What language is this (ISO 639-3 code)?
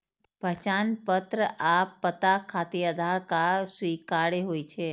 mai